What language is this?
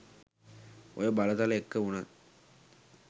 Sinhala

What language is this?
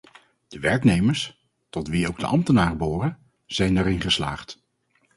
Dutch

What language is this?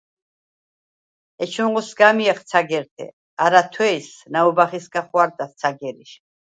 Svan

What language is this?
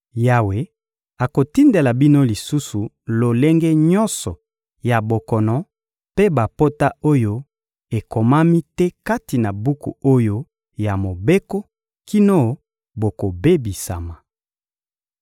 Lingala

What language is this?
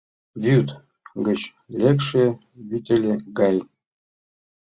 Mari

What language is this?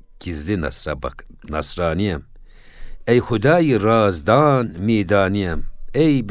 Turkish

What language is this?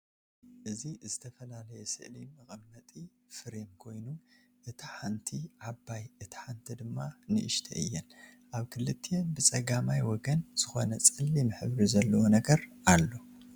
Tigrinya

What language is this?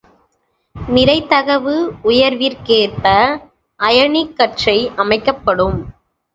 Tamil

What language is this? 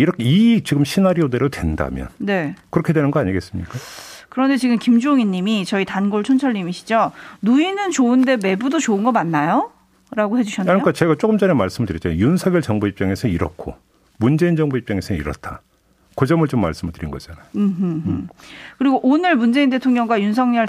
Korean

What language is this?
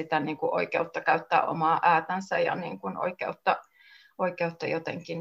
Finnish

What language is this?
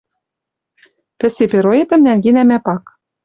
Western Mari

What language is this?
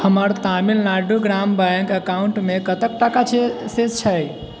Maithili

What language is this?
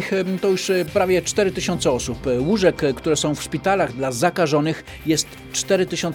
Polish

